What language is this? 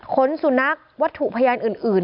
Thai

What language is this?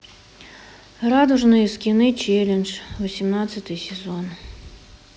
Russian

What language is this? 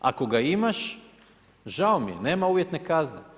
Croatian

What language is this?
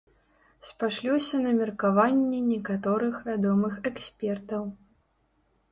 Belarusian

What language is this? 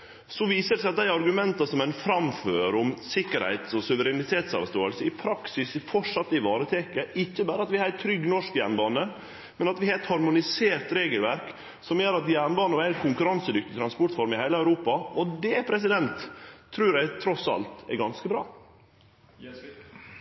Norwegian Nynorsk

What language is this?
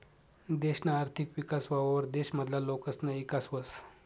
Marathi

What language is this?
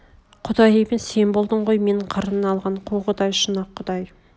Kazakh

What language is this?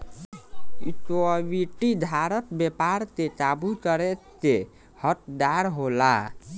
Bhojpuri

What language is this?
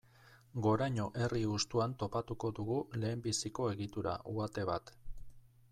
Basque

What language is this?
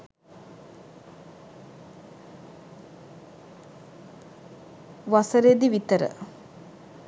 Sinhala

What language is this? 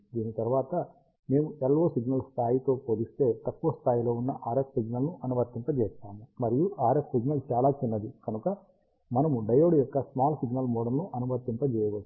Telugu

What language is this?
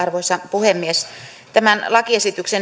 Finnish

